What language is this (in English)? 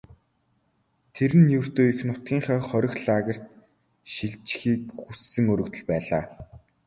Mongolian